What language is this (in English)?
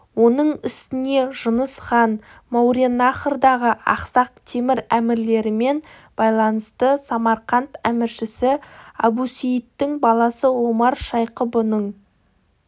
Kazakh